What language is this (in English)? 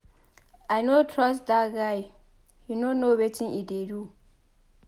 Nigerian Pidgin